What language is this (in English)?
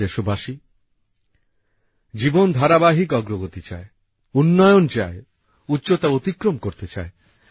Bangla